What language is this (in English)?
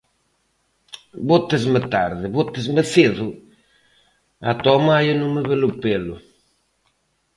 Galician